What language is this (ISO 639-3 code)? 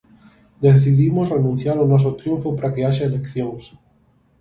glg